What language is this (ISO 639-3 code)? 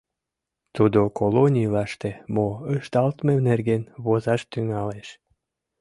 chm